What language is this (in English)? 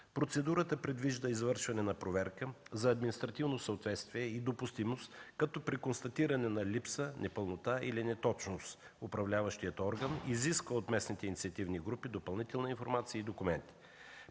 Bulgarian